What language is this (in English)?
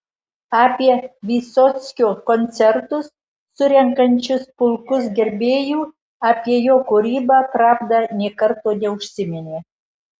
Lithuanian